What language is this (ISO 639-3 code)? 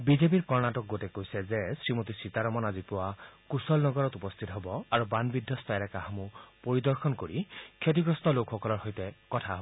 asm